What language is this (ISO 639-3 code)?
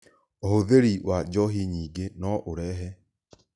kik